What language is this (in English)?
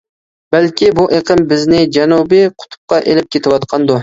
Uyghur